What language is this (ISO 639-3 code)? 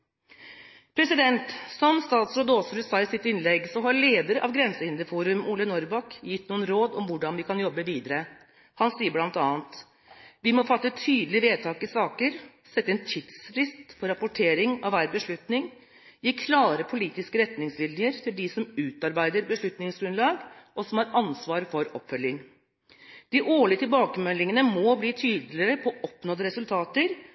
nob